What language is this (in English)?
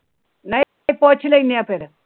Punjabi